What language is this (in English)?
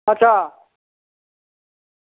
Dogri